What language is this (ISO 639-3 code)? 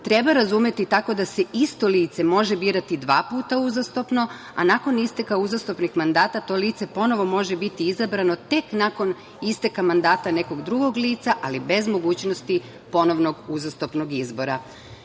srp